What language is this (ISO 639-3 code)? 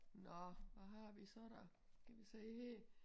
dan